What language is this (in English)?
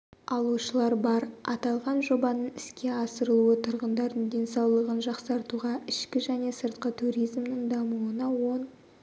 Kazakh